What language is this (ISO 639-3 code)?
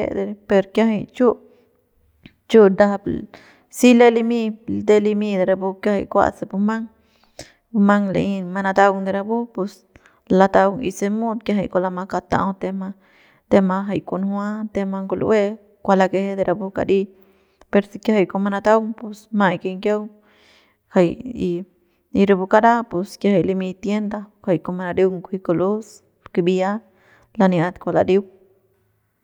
pbs